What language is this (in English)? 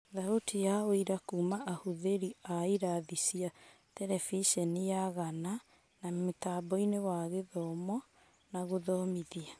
Kikuyu